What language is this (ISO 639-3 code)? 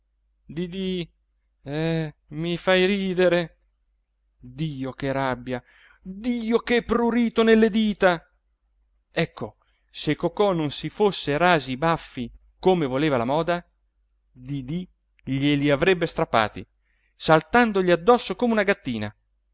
ita